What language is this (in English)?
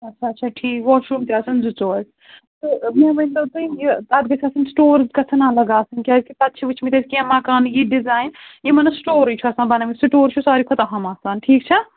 Kashmiri